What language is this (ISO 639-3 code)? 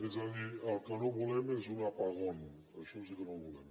cat